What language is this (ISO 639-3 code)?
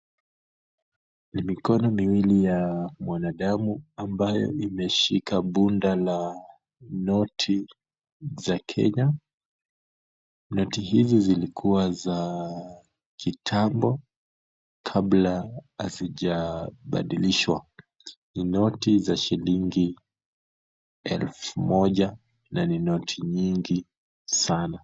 swa